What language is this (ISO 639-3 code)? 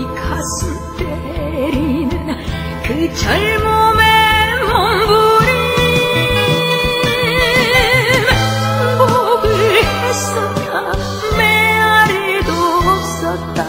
kor